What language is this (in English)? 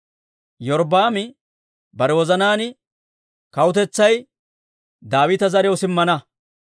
Dawro